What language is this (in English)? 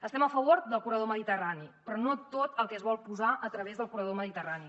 Catalan